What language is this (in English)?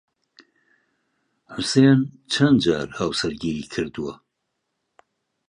Central Kurdish